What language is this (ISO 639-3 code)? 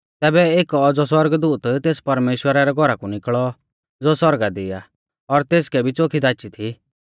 bfz